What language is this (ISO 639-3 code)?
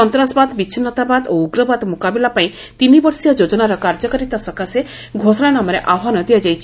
ori